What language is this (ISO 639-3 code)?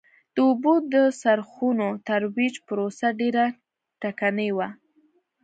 pus